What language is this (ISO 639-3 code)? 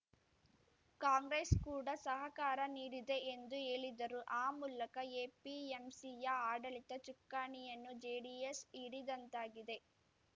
kan